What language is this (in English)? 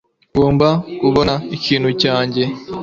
Kinyarwanda